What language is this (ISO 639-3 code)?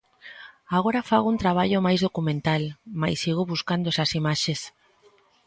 glg